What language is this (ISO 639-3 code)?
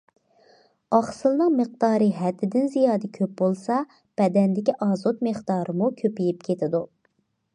uig